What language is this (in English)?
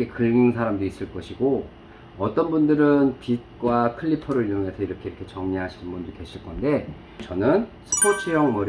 Korean